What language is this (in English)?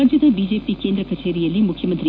Kannada